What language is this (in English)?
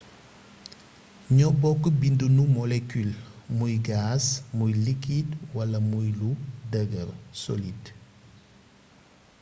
Wolof